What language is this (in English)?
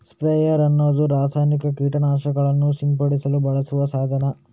Kannada